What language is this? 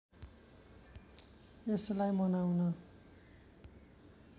Nepali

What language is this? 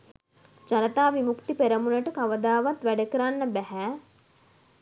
Sinhala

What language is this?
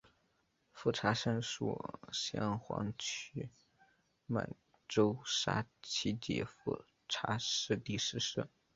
Chinese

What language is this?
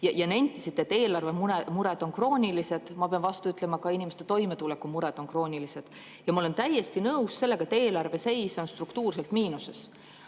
Estonian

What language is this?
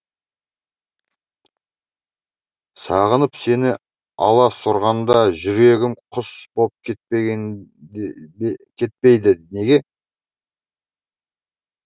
Kazakh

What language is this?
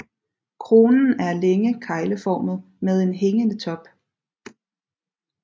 Danish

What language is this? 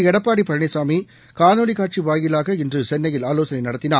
Tamil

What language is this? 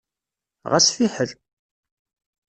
Kabyle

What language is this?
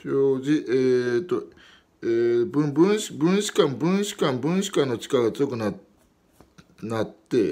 Japanese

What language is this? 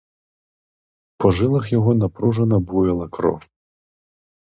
Ukrainian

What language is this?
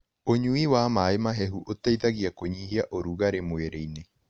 Kikuyu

